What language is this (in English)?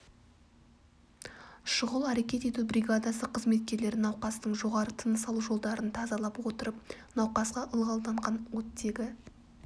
Kazakh